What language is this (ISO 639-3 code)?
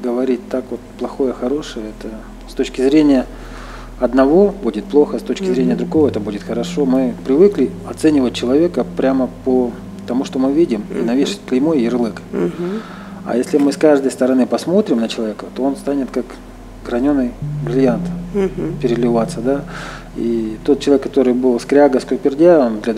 rus